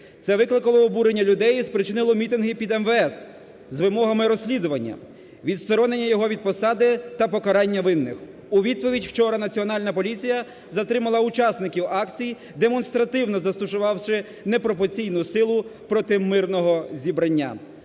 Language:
Ukrainian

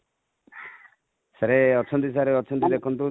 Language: Odia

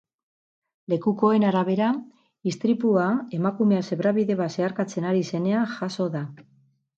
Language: Basque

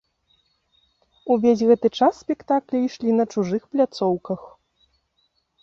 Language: Belarusian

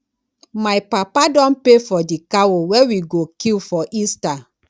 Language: Nigerian Pidgin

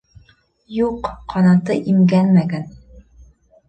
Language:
Bashkir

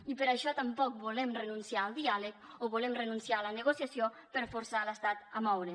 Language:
Catalan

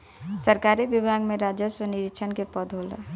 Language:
Bhojpuri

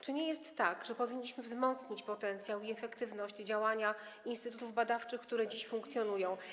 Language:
Polish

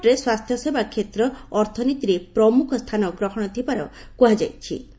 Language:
Odia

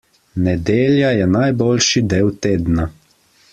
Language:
Slovenian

